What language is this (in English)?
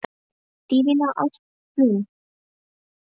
Icelandic